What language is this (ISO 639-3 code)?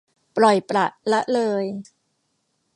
tha